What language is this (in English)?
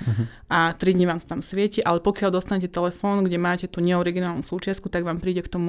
Slovak